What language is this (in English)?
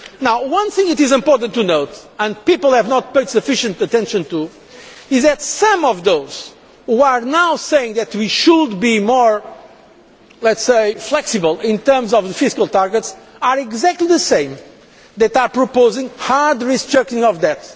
English